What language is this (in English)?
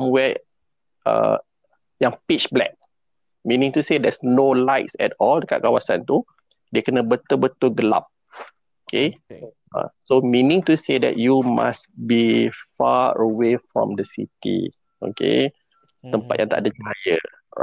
Malay